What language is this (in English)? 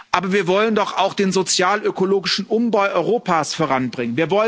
German